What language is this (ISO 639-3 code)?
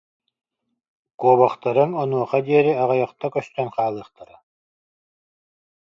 sah